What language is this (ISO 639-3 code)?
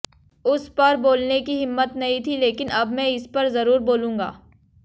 hin